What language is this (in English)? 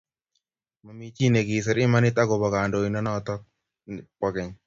Kalenjin